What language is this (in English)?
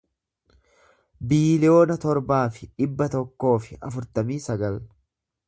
Oromo